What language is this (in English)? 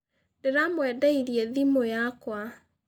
Kikuyu